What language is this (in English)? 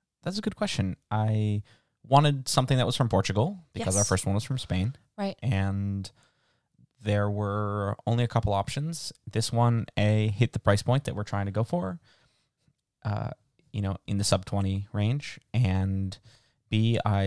English